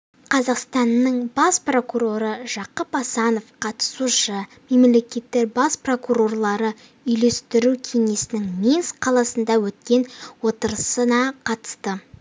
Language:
Kazakh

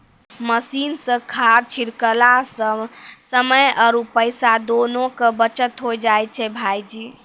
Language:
Maithili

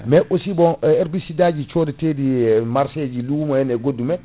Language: Fula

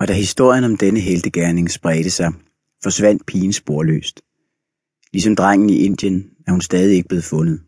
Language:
Danish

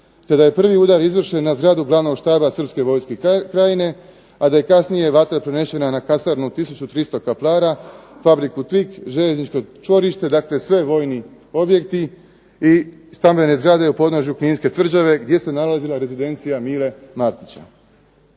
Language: Croatian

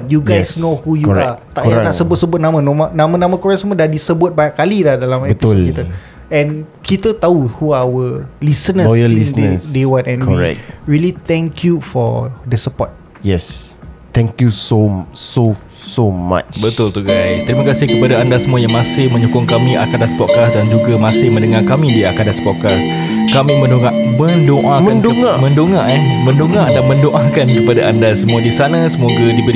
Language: Malay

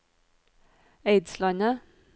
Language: Norwegian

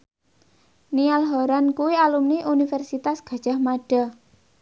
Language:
Javanese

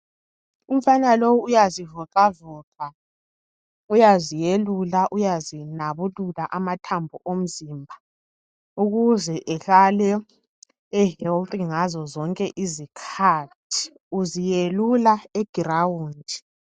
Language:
North Ndebele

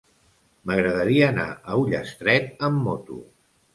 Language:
Catalan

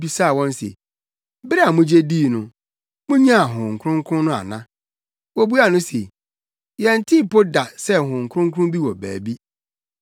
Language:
Akan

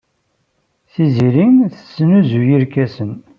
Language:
Kabyle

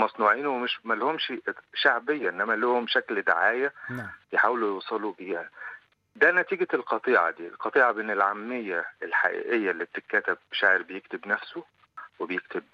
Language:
Arabic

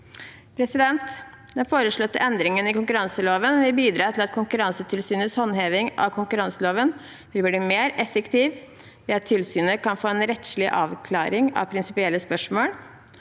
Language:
Norwegian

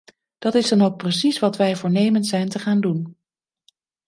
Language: Dutch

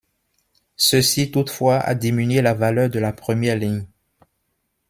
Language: French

